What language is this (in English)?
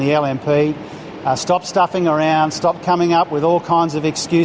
Indonesian